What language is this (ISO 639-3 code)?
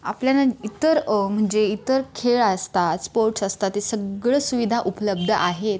mar